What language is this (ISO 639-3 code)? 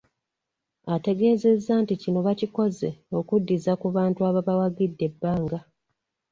lug